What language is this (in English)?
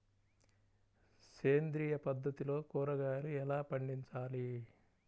Telugu